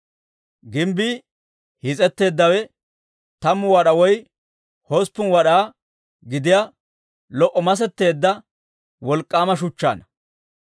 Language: Dawro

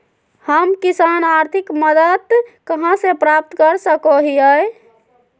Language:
Magahi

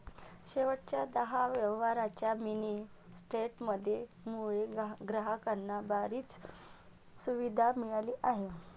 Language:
Marathi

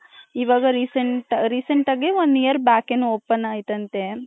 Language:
Kannada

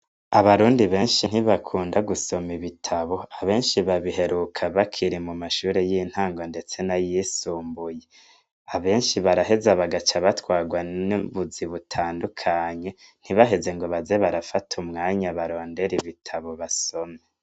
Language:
Rundi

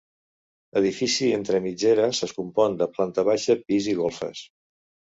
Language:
Catalan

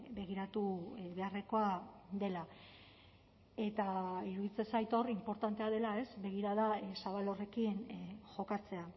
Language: Basque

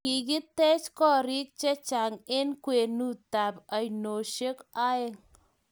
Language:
Kalenjin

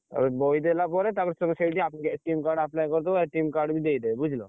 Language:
Odia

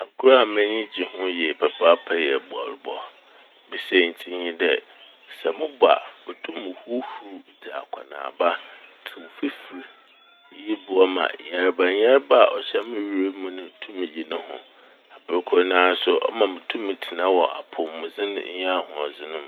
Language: Akan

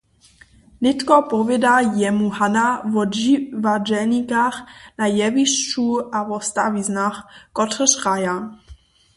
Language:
Upper Sorbian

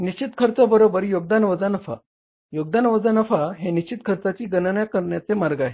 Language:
Marathi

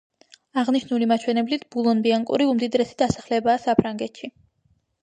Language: Georgian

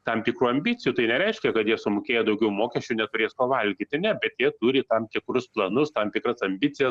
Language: Lithuanian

